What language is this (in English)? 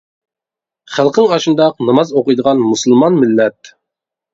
Uyghur